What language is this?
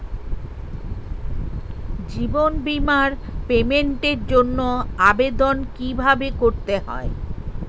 Bangla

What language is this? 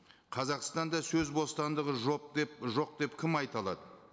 Kazakh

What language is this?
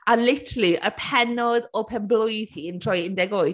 Welsh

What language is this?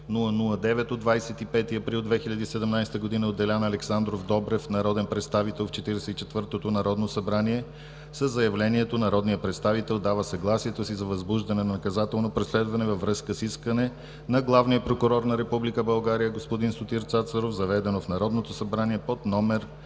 Bulgarian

